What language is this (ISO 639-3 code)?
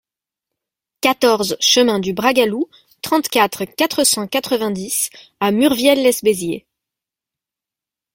fra